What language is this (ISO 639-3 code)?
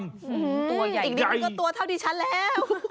tha